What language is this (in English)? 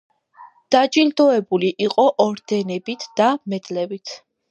Georgian